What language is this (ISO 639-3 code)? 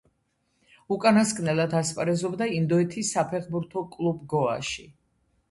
kat